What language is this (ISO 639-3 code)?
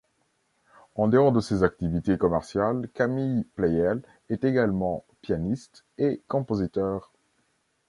fra